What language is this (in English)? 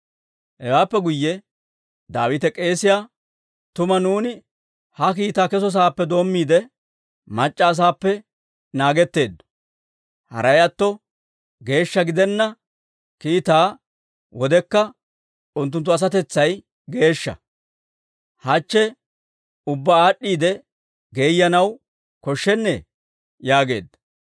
Dawro